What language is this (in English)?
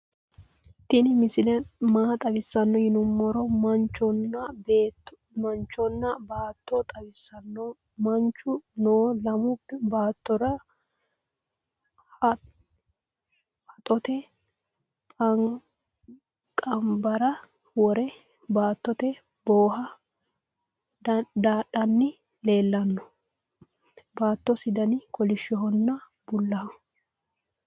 Sidamo